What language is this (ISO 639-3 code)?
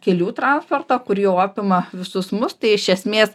lit